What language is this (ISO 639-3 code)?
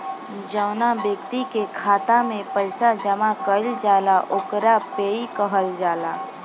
bho